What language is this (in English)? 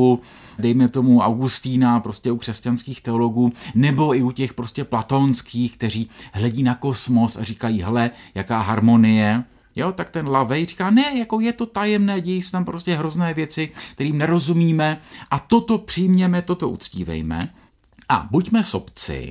Czech